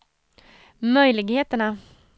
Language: Swedish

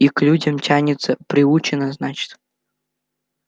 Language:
Russian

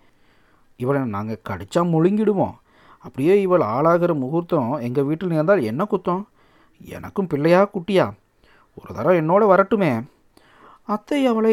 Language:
Tamil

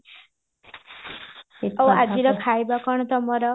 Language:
Odia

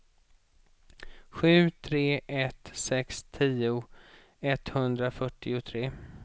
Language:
Swedish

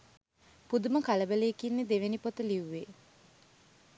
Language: Sinhala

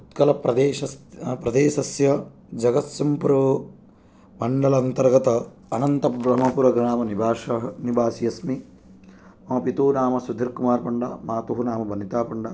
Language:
Sanskrit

